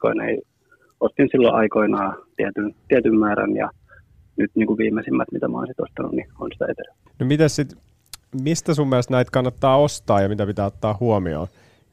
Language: Finnish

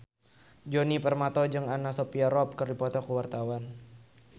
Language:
Sundanese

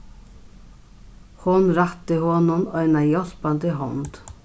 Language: Faroese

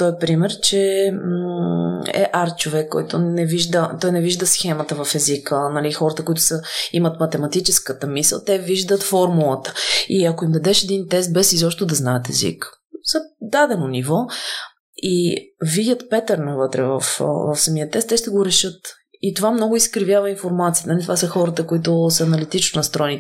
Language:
Bulgarian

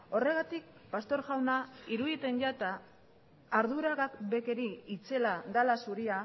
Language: Basque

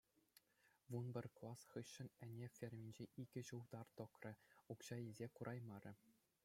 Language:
Chuvash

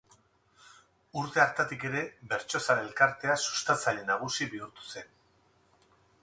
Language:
Basque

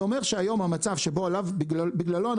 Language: Hebrew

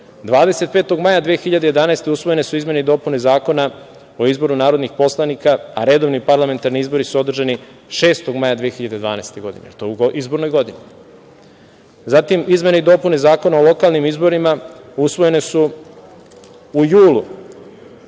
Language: Serbian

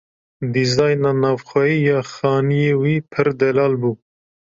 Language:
Kurdish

